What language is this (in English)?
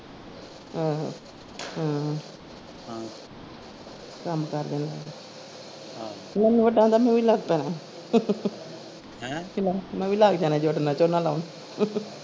Punjabi